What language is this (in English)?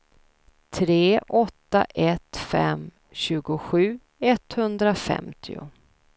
Swedish